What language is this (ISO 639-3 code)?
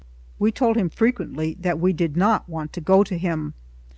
eng